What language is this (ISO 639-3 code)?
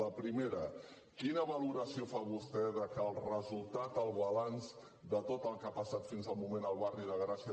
cat